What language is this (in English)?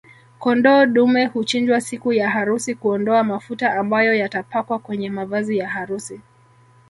Swahili